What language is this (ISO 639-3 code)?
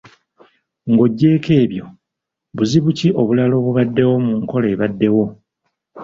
lug